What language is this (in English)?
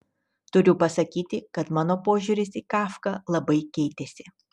Lithuanian